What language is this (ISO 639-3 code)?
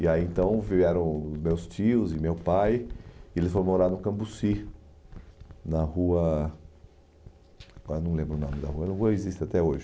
por